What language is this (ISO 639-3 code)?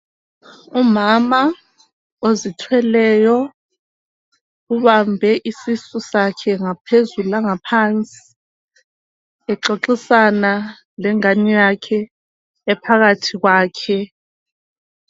nde